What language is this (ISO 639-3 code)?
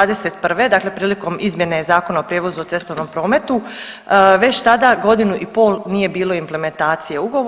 hrv